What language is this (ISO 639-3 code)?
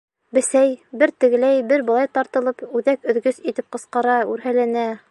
bak